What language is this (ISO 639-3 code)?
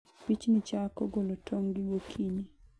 luo